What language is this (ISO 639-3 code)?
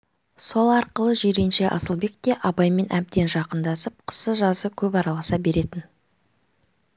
kaz